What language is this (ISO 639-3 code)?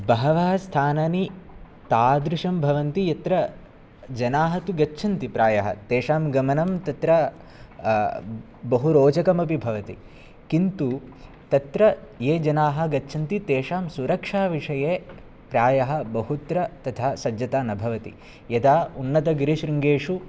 san